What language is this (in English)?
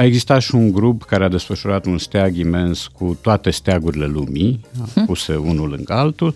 Romanian